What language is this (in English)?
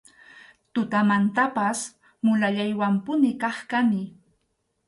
Arequipa-La Unión Quechua